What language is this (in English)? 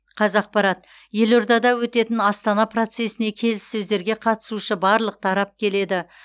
Kazakh